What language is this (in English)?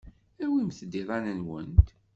Kabyle